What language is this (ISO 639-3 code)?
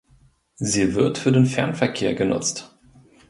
deu